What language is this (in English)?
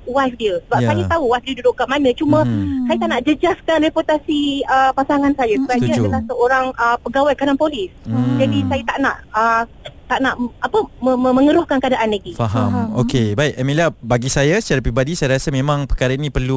Malay